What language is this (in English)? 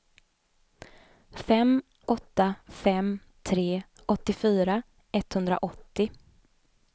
Swedish